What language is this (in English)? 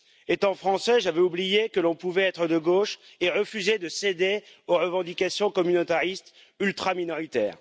French